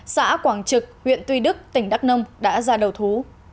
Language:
Vietnamese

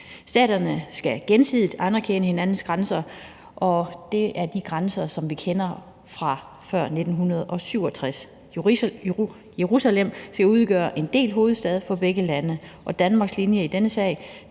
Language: Danish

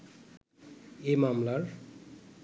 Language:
Bangla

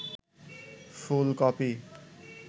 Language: Bangla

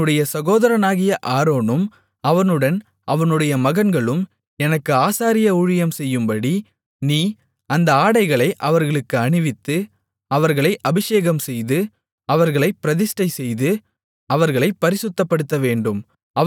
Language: Tamil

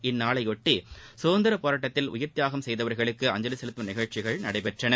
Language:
Tamil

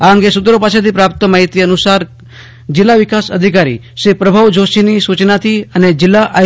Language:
Gujarati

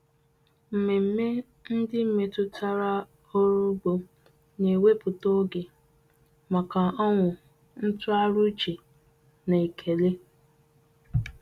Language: Igbo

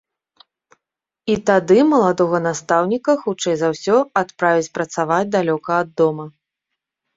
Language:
Belarusian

